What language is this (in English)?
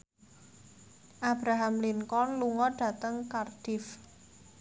Javanese